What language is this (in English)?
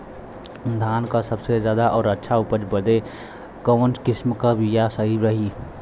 Bhojpuri